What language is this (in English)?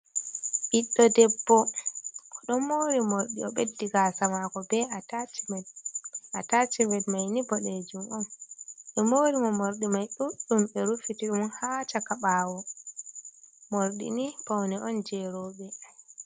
Fula